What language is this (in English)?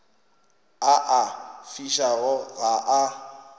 Northern Sotho